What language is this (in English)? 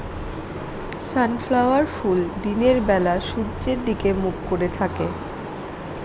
Bangla